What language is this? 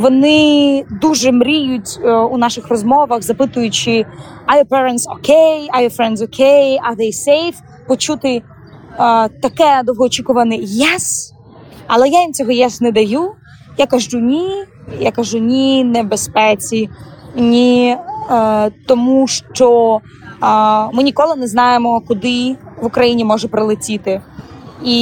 Ukrainian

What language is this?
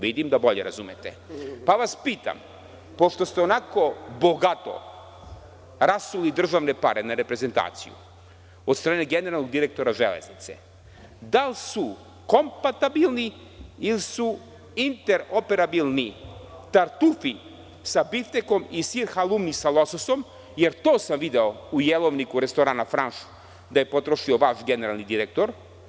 Serbian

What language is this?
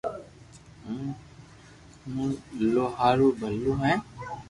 Loarki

